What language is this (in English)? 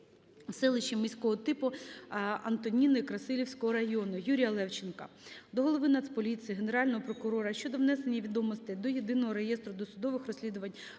Ukrainian